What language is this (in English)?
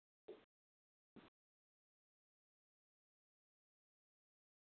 Sindhi